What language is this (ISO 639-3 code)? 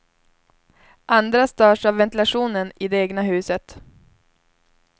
swe